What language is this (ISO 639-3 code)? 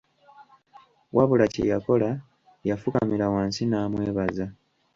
lug